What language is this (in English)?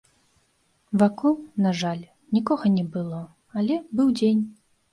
Belarusian